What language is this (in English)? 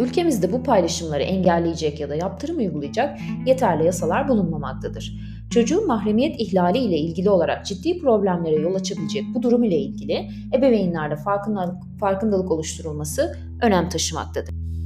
Turkish